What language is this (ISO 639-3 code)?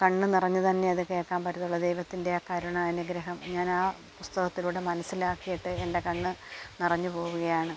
mal